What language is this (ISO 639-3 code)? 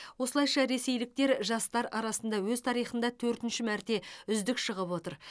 kaz